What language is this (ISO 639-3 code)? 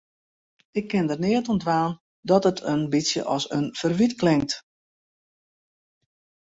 fry